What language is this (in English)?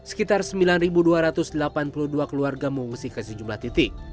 Indonesian